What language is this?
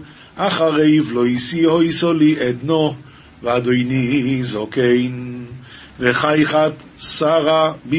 Hebrew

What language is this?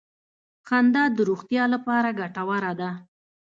Pashto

